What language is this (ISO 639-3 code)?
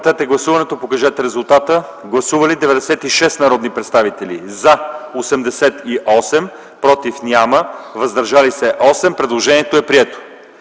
bul